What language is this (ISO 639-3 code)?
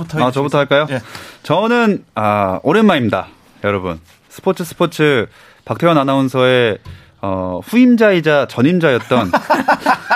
kor